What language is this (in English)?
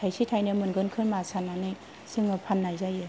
Bodo